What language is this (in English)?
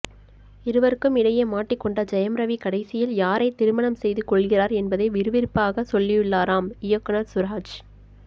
Tamil